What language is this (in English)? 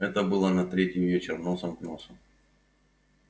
Russian